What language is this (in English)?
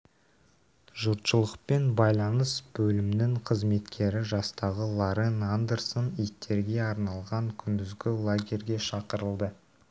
Kazakh